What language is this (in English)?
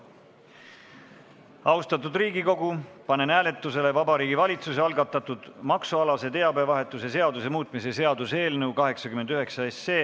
Estonian